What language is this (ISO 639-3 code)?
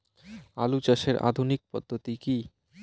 ben